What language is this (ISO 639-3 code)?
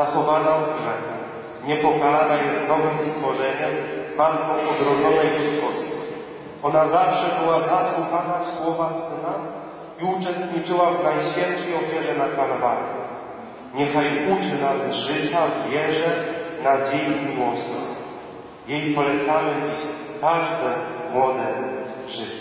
pol